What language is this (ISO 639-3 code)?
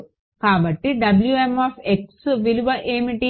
tel